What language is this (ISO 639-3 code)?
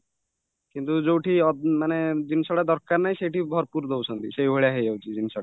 ori